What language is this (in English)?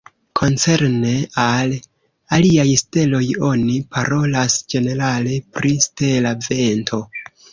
Esperanto